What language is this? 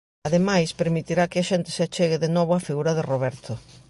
Galician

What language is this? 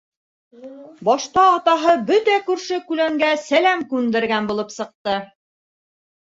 Bashkir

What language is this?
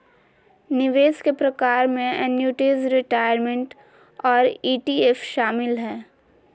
Magahi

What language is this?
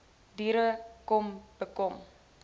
Afrikaans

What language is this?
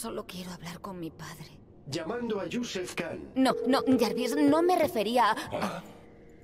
Spanish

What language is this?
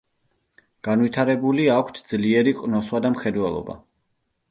Georgian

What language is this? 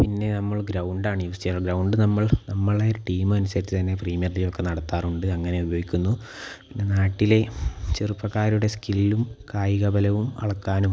Malayalam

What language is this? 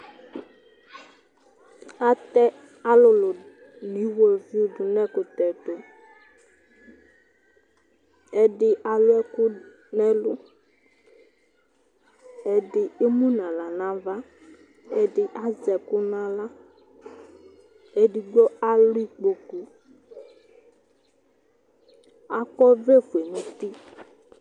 Ikposo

